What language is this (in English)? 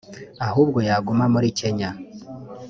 Kinyarwanda